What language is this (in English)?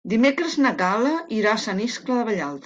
Catalan